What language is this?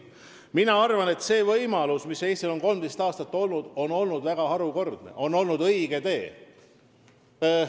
Estonian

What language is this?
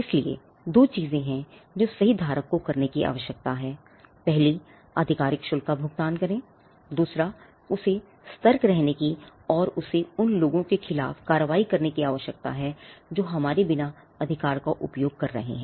Hindi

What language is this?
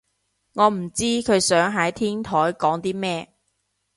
Cantonese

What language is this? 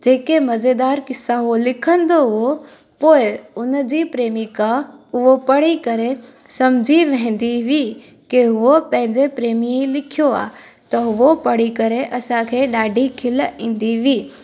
Sindhi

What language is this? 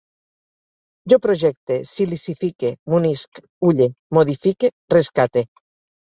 Catalan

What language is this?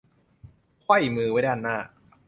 Thai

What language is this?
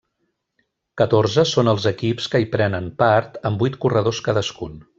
Catalan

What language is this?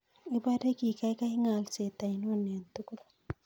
Kalenjin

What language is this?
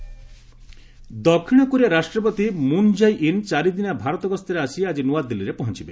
Odia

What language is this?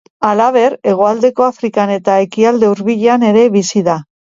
Basque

